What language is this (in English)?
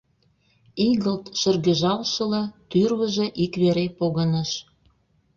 Mari